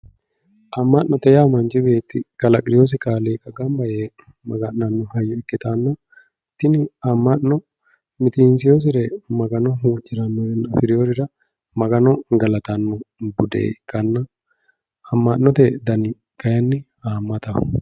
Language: Sidamo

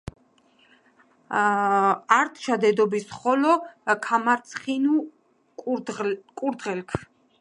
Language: Georgian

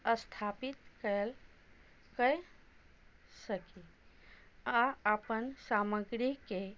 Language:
Maithili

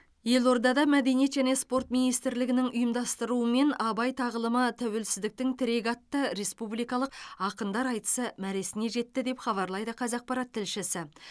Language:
Kazakh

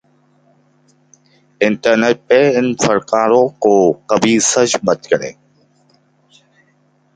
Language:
Urdu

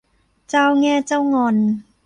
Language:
Thai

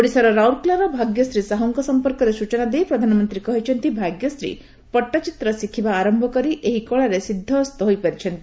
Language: Odia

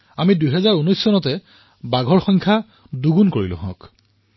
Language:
Assamese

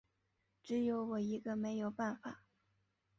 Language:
Chinese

